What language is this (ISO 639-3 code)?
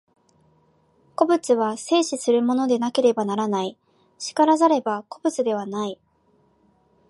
jpn